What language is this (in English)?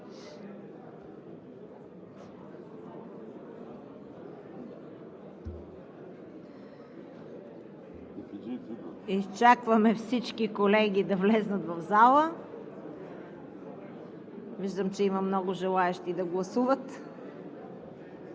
Bulgarian